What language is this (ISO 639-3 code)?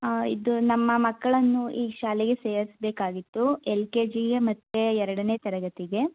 kan